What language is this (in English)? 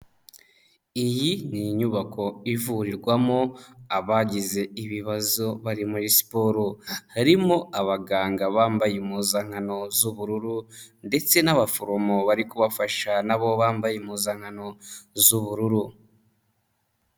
Kinyarwanda